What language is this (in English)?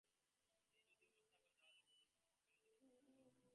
Bangla